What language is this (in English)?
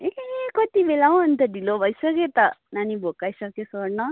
Nepali